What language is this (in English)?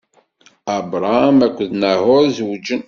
Kabyle